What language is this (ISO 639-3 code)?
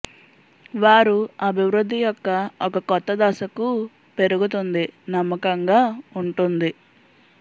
tel